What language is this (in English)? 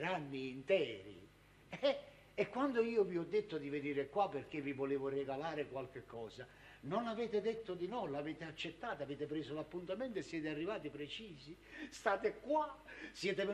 Italian